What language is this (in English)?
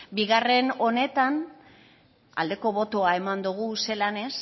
Basque